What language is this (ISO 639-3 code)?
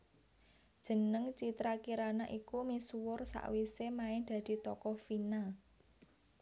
jav